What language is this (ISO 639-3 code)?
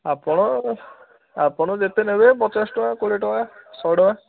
ori